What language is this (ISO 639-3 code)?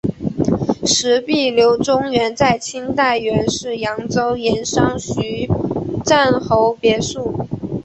zho